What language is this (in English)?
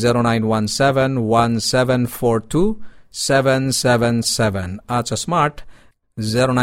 Filipino